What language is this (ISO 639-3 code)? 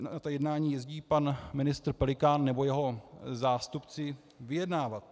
ces